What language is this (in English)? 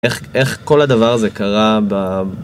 Hebrew